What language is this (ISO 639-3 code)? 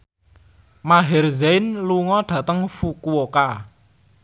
jav